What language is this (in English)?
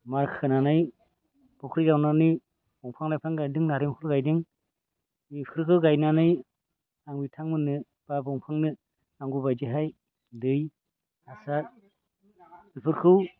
Bodo